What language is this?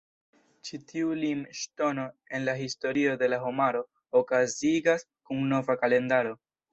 Esperanto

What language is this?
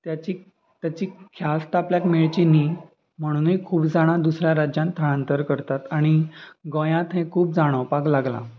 Konkani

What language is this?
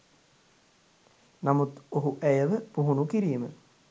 Sinhala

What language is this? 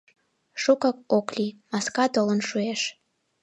Mari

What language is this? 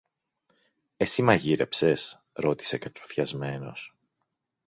Greek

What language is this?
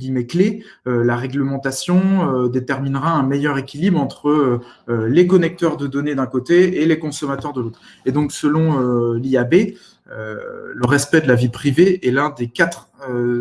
French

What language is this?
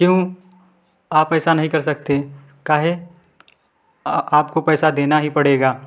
Hindi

